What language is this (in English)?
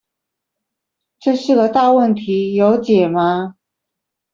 Chinese